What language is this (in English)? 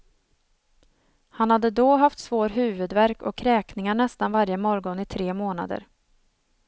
Swedish